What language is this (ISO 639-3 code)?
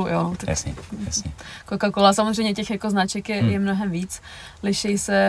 ces